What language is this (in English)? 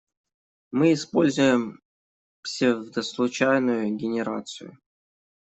Russian